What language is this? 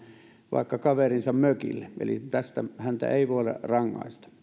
Finnish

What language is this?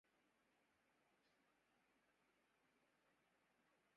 Urdu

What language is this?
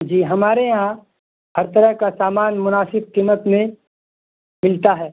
Urdu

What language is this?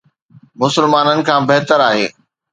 Sindhi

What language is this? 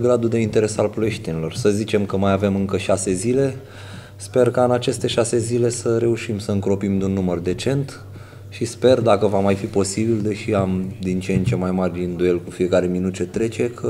Romanian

